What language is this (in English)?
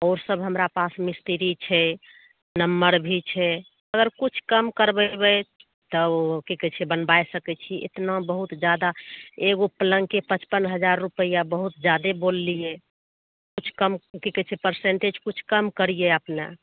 Maithili